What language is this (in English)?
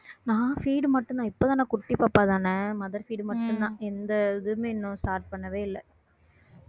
Tamil